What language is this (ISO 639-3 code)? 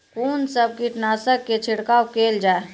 mai